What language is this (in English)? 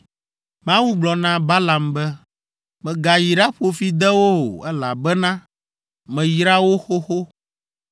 Ewe